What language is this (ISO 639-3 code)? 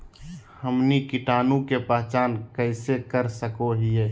mag